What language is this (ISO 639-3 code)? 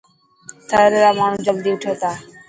mki